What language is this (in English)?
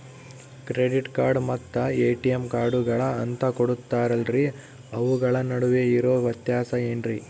Kannada